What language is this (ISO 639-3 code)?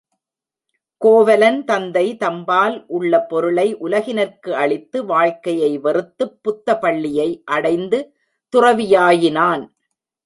tam